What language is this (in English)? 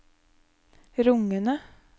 Norwegian